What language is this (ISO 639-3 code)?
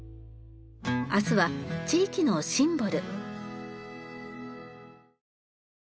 jpn